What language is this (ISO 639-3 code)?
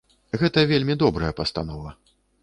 bel